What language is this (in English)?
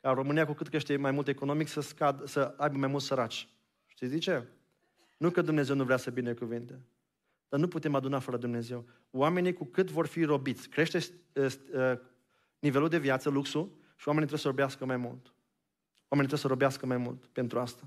Romanian